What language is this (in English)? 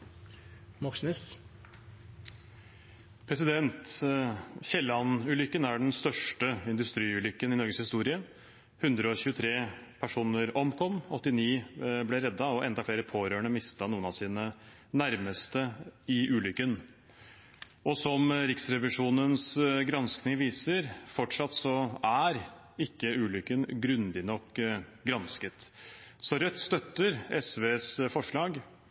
Norwegian Bokmål